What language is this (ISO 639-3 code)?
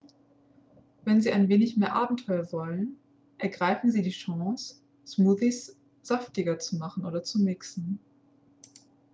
deu